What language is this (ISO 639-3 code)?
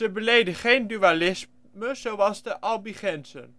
nld